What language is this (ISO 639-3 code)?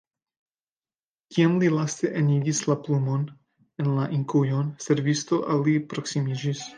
epo